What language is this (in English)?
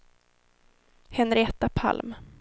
Swedish